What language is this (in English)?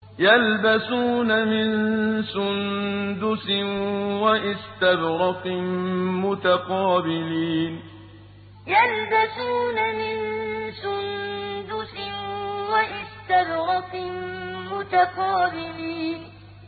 Arabic